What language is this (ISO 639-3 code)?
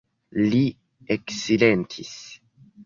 epo